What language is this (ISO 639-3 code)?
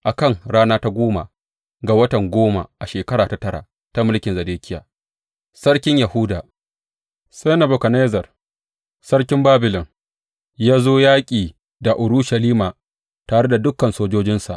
hau